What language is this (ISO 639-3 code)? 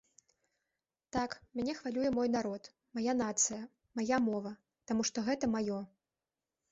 bel